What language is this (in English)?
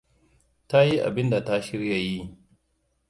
Hausa